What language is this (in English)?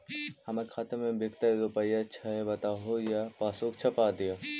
Magahi